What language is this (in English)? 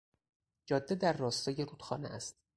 Persian